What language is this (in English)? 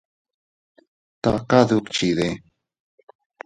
Teutila Cuicatec